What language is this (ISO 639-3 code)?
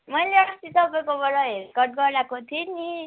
nep